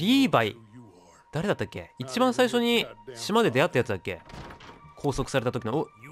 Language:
Japanese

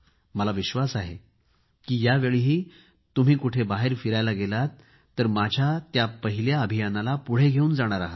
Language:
Marathi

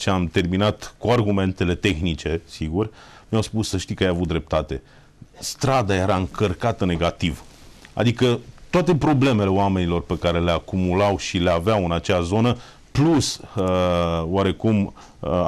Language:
Romanian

